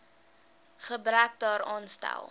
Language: Afrikaans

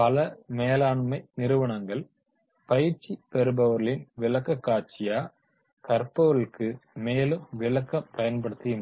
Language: Tamil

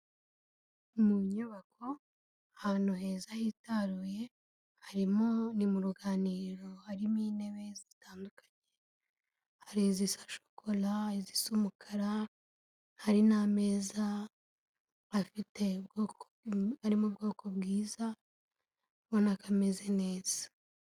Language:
Kinyarwanda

